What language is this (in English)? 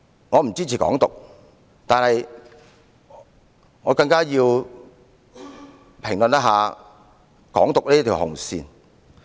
Cantonese